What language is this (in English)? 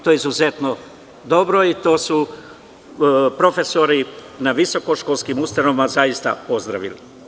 Serbian